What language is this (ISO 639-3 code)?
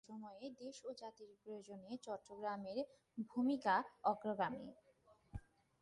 ben